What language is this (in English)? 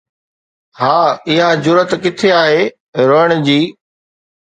Sindhi